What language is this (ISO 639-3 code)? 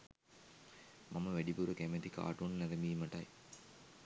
sin